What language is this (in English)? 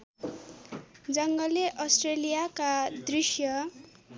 Nepali